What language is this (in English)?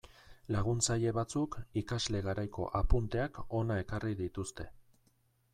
Basque